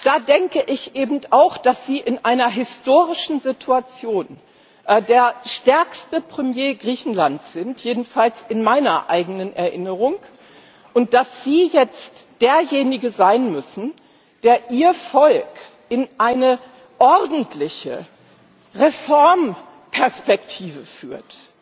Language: German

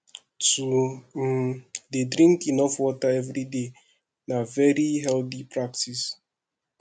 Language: Nigerian Pidgin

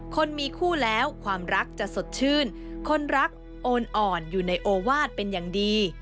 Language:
Thai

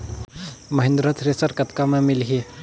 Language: Chhattisgarhi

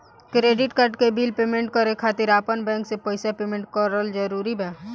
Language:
Bhojpuri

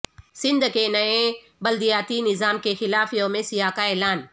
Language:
Urdu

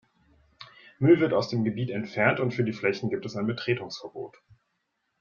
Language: German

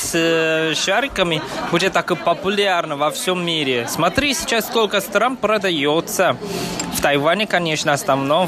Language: Russian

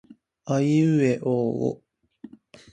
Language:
Japanese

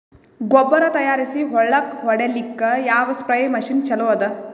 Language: Kannada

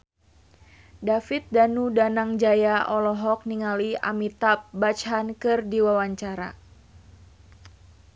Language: Sundanese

